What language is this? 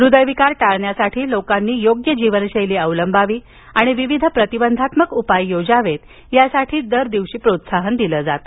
Marathi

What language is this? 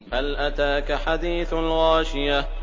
Arabic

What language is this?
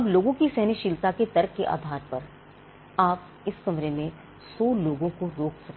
Hindi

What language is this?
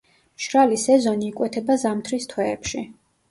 Georgian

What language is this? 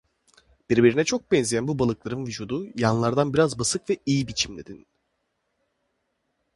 Turkish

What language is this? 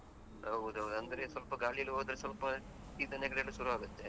Kannada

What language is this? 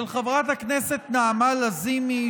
Hebrew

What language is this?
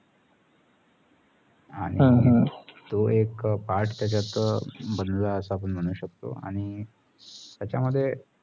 Marathi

